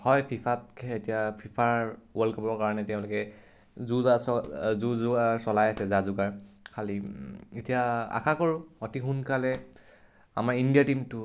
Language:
Assamese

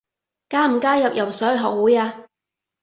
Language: Cantonese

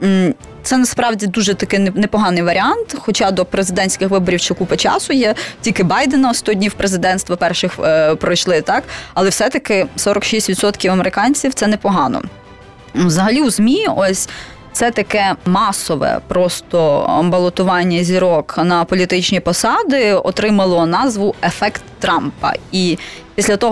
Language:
Ukrainian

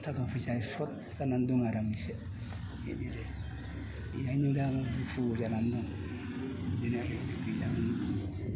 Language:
Bodo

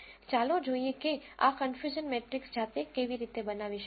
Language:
Gujarati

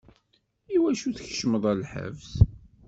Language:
Kabyle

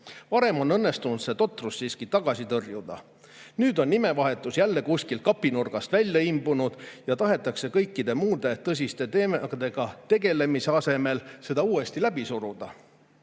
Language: Estonian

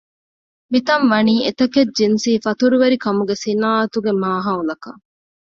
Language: Divehi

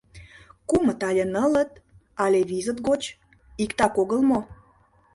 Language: Mari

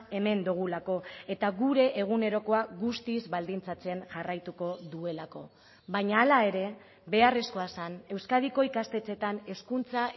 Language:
Basque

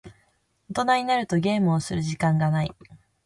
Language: Japanese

